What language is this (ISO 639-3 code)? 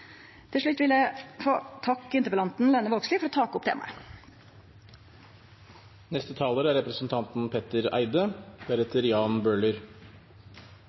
nor